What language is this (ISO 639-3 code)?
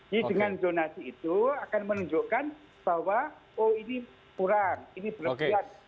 ind